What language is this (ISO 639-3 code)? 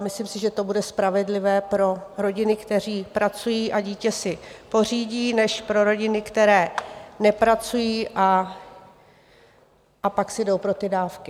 ces